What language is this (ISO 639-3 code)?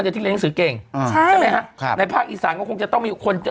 tha